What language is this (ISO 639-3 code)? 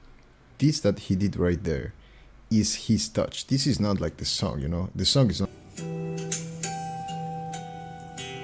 eng